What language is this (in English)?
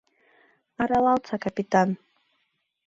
Mari